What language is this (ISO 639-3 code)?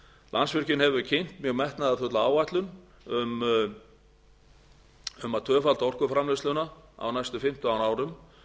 isl